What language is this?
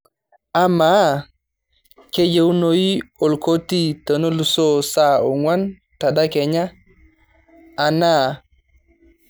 Masai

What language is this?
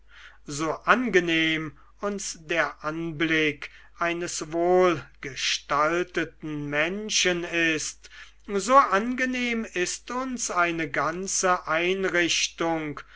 German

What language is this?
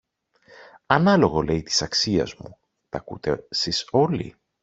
Greek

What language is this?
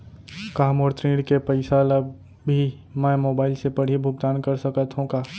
Chhattisgarhi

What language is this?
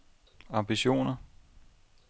Danish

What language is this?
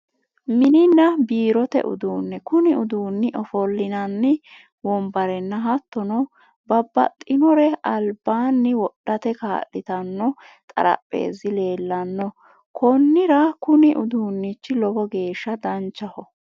Sidamo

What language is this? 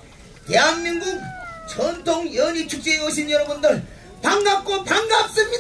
Korean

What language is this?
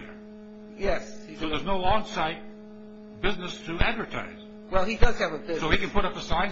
English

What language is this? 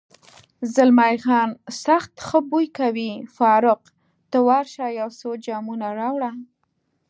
Pashto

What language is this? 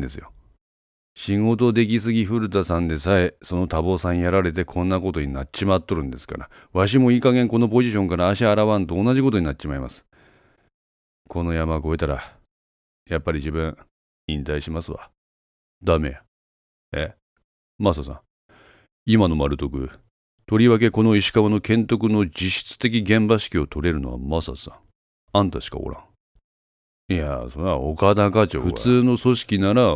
Japanese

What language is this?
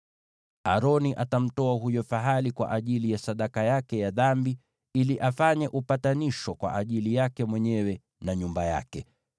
Swahili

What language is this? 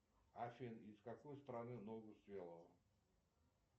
Russian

